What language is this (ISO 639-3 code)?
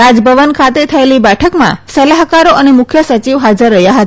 guj